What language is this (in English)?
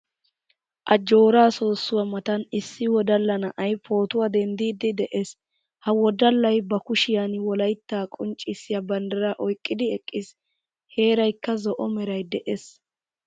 Wolaytta